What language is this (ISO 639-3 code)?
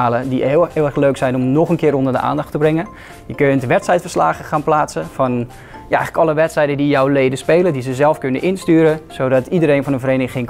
nld